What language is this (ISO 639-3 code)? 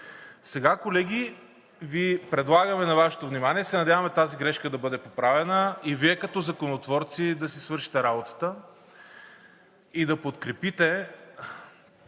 bul